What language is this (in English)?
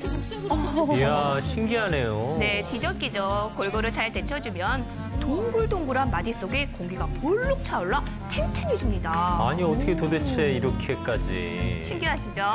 Korean